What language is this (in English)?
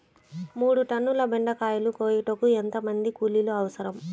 Telugu